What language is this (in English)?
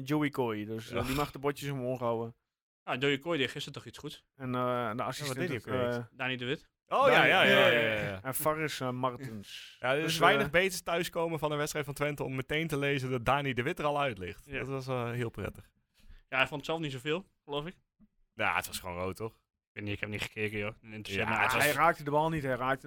Dutch